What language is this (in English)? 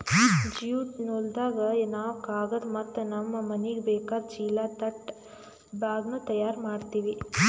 Kannada